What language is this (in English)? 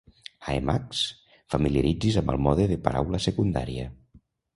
Catalan